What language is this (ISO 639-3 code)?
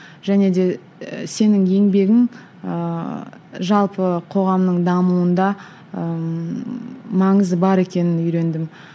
kaz